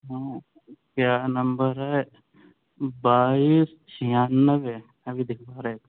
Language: Urdu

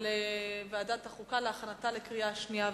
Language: Hebrew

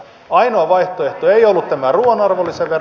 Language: Finnish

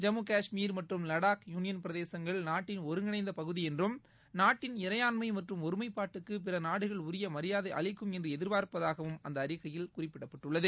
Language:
Tamil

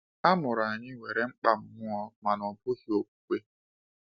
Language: Igbo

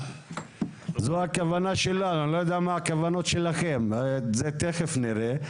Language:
Hebrew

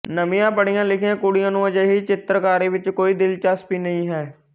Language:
Punjabi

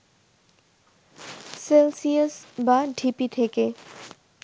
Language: Bangla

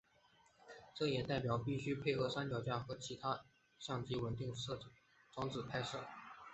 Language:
Chinese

